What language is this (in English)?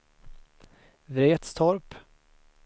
Swedish